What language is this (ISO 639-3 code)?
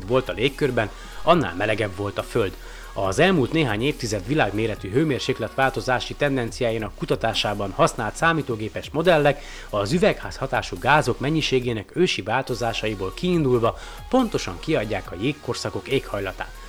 hun